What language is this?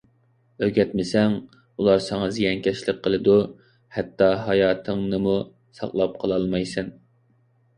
Uyghur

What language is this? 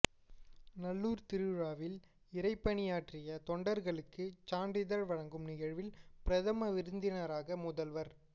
Tamil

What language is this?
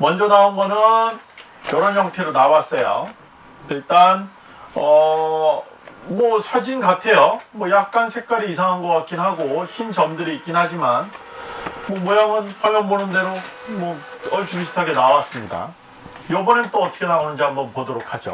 Korean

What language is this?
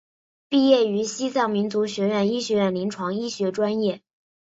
Chinese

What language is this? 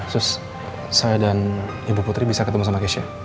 Indonesian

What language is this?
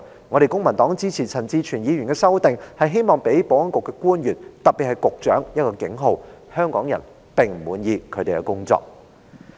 Cantonese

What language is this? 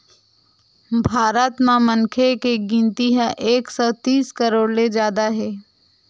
Chhattisgarhi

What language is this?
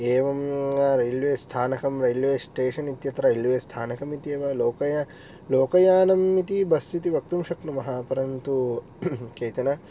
Sanskrit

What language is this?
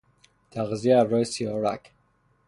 Persian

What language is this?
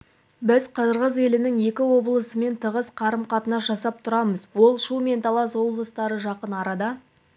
Kazakh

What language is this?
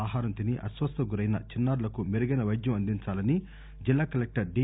Telugu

